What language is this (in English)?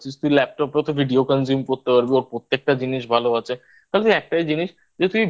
Bangla